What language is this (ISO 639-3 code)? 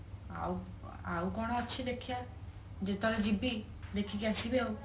ori